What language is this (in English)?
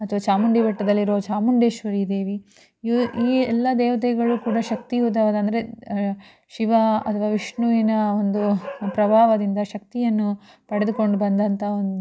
Kannada